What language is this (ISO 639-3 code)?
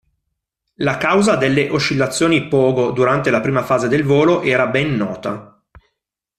ita